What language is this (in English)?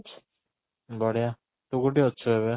Odia